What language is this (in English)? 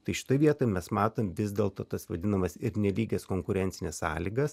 Lithuanian